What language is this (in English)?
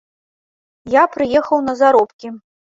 Belarusian